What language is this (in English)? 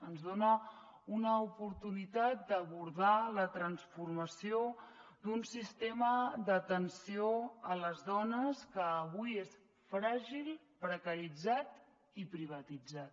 Catalan